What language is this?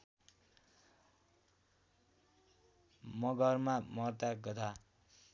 Nepali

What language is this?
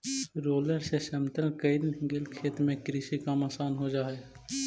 Magahi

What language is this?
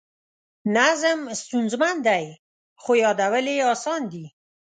Pashto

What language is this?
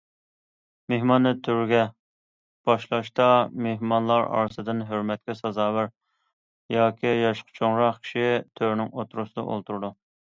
Uyghur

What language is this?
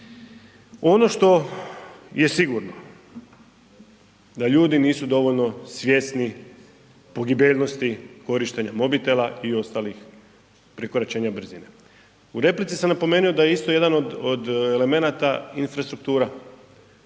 Croatian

